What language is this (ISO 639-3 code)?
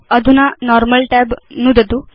san